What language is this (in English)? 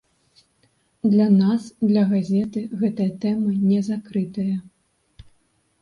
Belarusian